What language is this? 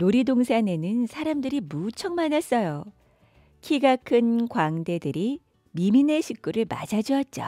Korean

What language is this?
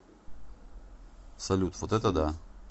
Russian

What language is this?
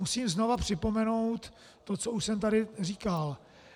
Czech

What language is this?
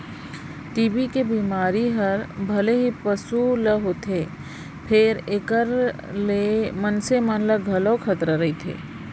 Chhattisgarhi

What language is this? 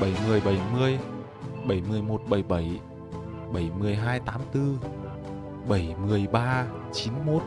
Vietnamese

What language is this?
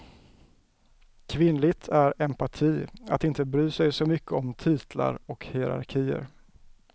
Swedish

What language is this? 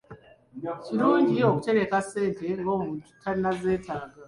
Ganda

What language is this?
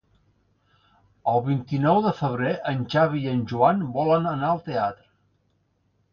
Catalan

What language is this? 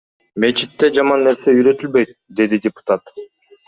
Kyrgyz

